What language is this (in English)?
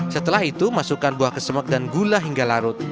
Indonesian